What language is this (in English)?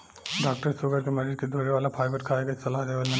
Bhojpuri